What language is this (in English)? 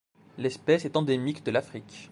French